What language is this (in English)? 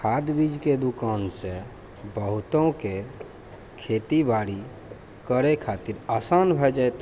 Maithili